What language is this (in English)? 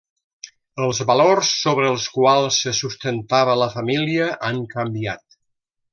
Catalan